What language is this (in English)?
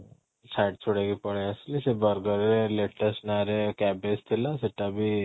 Odia